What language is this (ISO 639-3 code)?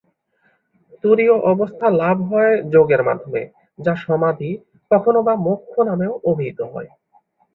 ben